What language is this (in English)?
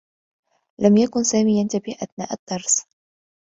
Arabic